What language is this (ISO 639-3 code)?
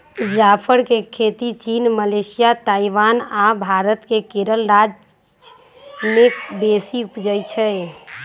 mag